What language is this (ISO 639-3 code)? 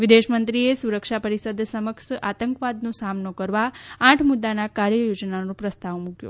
guj